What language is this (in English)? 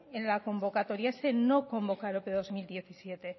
Spanish